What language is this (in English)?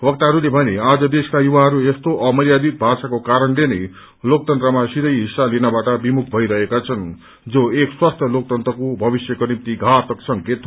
Nepali